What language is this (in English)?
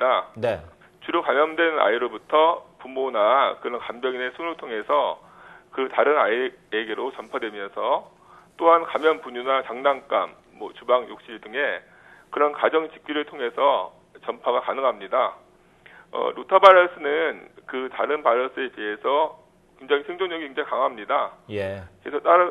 Korean